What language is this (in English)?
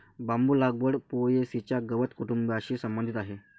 Marathi